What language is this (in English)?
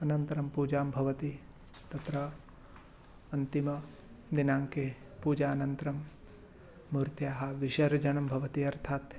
Sanskrit